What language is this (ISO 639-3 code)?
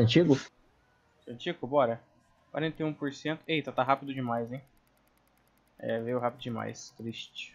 por